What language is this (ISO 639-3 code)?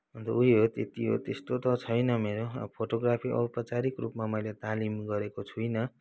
nep